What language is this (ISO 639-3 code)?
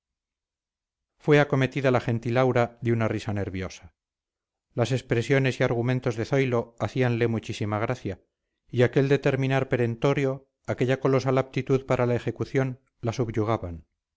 spa